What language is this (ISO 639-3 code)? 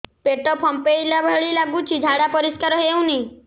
ori